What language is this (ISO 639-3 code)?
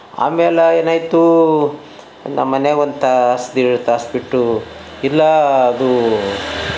kan